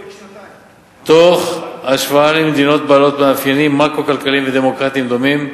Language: Hebrew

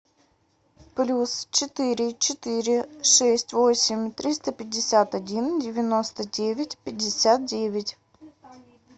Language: Russian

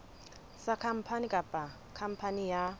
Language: Southern Sotho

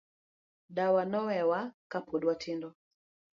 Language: Luo (Kenya and Tanzania)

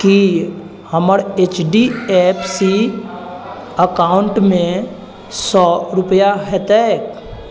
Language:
Maithili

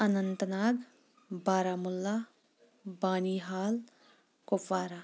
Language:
Kashmiri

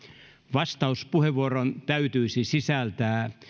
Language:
Finnish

